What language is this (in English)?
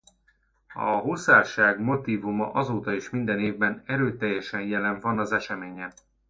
Hungarian